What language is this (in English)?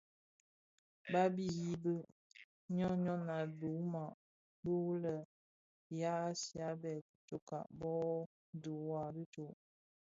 Bafia